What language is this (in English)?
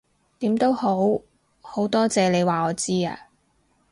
Cantonese